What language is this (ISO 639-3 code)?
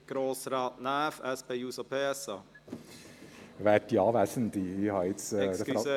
gsw